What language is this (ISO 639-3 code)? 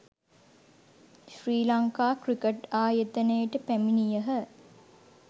sin